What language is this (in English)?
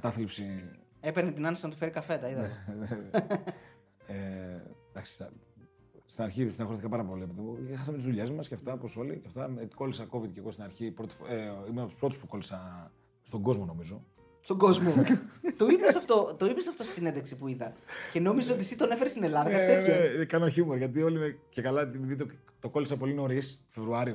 Greek